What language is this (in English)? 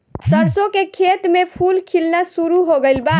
Bhojpuri